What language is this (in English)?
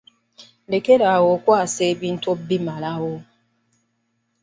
Ganda